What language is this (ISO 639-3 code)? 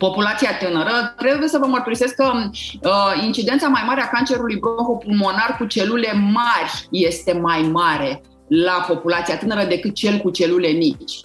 ron